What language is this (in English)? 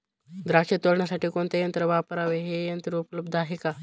Marathi